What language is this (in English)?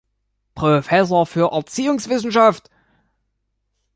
German